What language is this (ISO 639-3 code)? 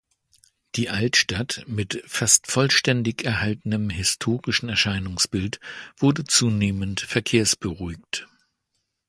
deu